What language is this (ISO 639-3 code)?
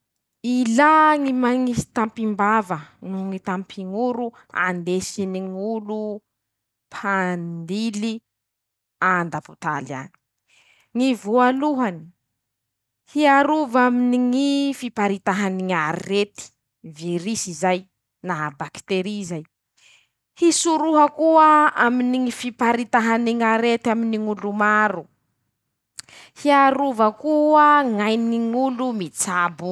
msh